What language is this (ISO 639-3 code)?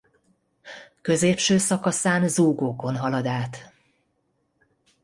hun